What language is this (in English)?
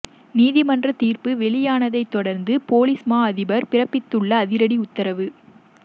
Tamil